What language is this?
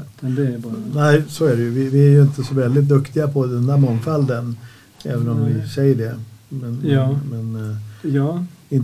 Swedish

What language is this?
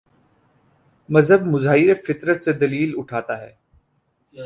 Urdu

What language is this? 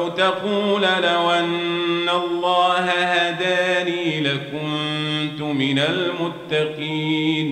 Arabic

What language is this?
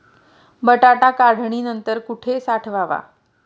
Marathi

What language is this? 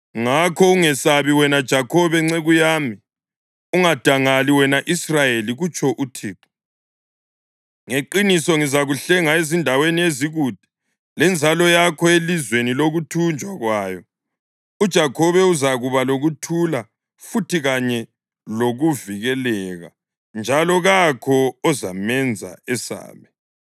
North Ndebele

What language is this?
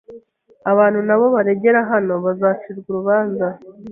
Kinyarwanda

